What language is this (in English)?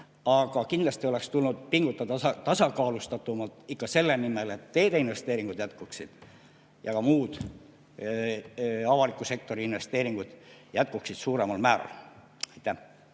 Estonian